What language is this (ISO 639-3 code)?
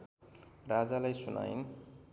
nep